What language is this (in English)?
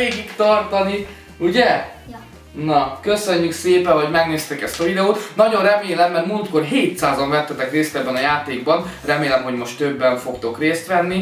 Hungarian